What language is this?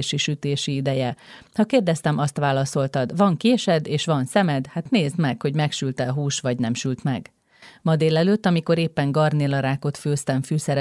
Hungarian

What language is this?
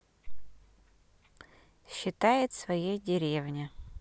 Russian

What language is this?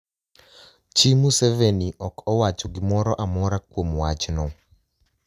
Luo (Kenya and Tanzania)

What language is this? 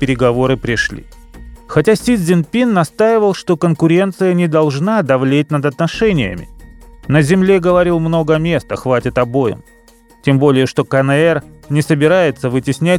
Russian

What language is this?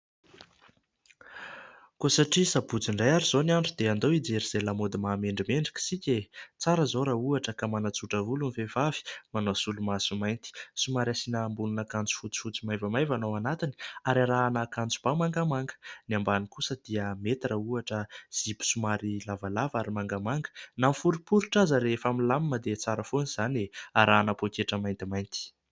Malagasy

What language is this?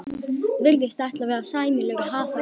Icelandic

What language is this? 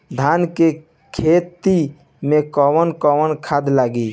Bhojpuri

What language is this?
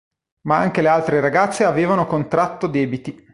Italian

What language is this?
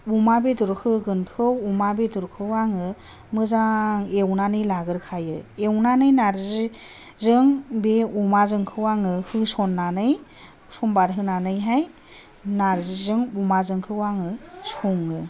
Bodo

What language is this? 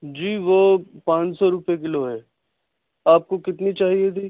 Urdu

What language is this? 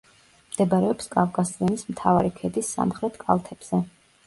Georgian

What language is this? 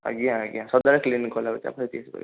Odia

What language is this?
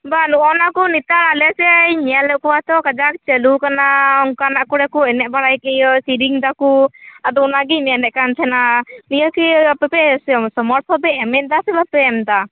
Santali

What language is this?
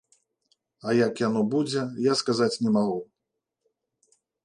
Belarusian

